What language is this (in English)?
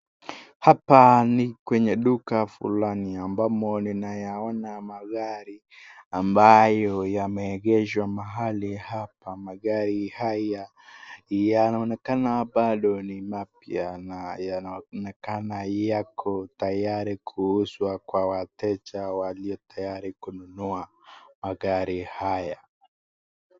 Swahili